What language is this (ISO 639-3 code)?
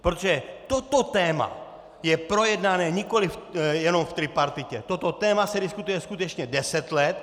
ces